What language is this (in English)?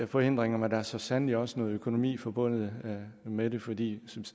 Danish